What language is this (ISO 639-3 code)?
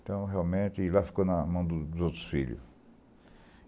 por